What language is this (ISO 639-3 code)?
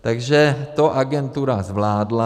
ces